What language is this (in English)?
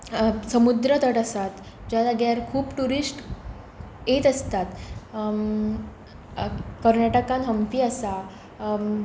Konkani